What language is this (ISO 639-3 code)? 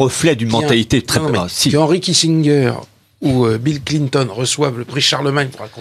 fra